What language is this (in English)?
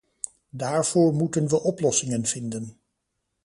Dutch